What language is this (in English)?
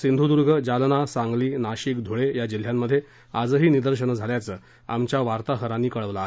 Marathi